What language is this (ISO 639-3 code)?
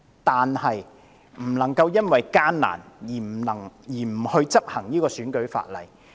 yue